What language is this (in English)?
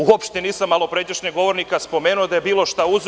Serbian